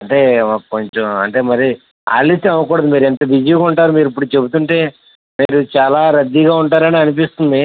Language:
Telugu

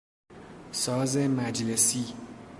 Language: Persian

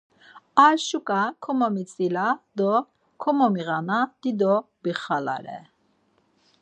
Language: Laz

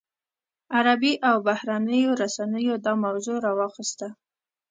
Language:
Pashto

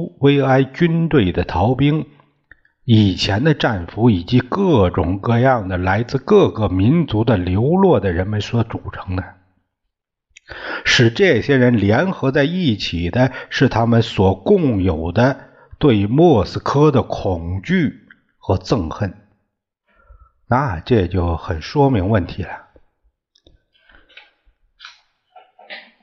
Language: Chinese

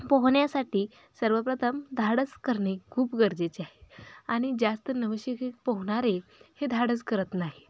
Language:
Marathi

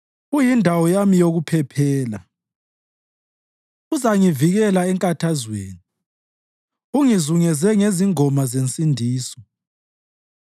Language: North Ndebele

